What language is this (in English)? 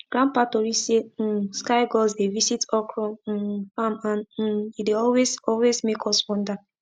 Nigerian Pidgin